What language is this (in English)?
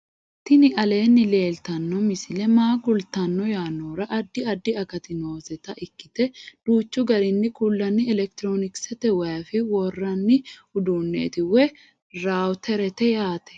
Sidamo